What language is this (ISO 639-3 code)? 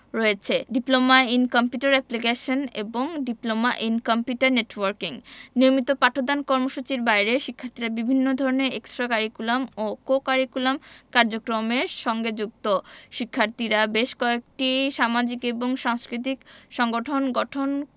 ben